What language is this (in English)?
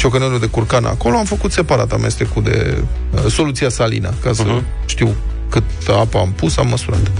Romanian